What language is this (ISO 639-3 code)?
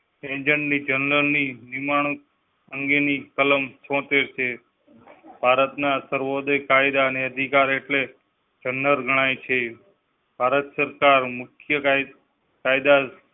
guj